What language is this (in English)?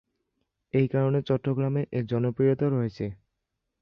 Bangla